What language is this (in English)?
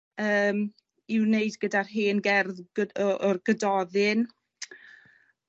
Welsh